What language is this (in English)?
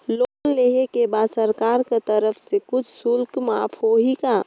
Chhattisgarhi